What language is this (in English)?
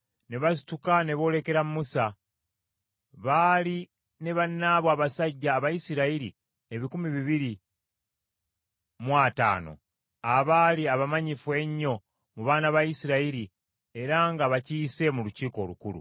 Ganda